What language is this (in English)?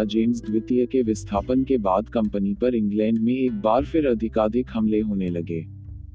Hindi